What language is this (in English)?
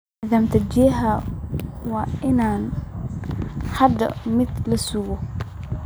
Somali